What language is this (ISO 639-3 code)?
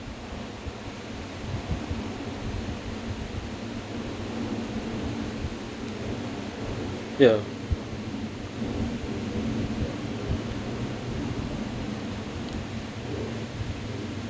eng